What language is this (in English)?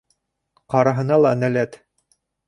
Bashkir